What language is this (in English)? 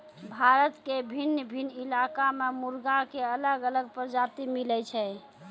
Maithili